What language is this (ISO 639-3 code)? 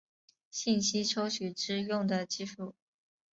zho